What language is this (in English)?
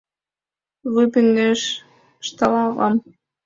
Mari